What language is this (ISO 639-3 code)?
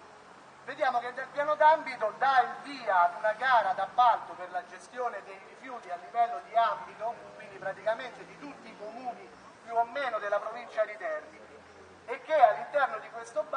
ita